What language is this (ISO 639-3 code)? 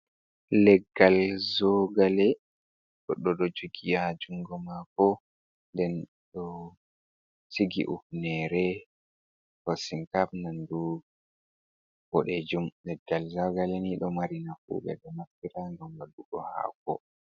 ful